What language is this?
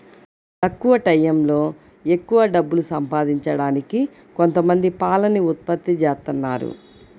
Telugu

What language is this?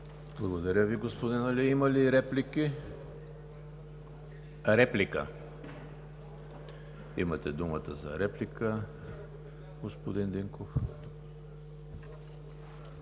Bulgarian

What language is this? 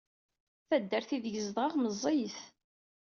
Kabyle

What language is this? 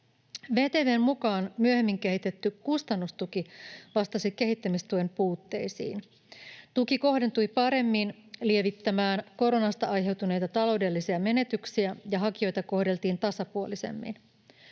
Finnish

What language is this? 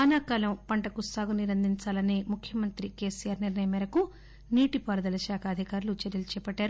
Telugu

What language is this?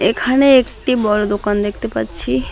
Bangla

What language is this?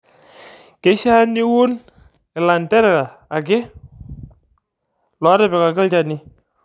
Masai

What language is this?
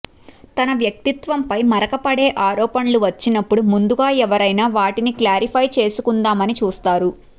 Telugu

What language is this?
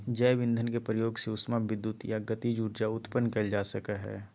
Magahi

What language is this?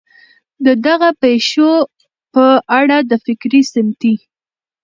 Pashto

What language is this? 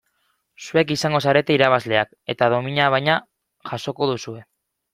Basque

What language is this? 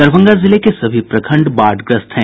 Hindi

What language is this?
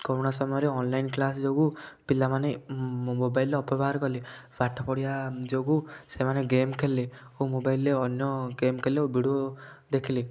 Odia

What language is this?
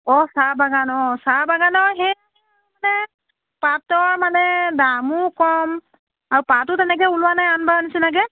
Assamese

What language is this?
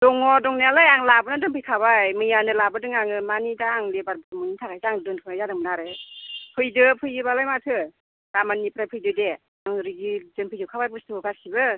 Bodo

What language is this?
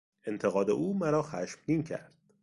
Persian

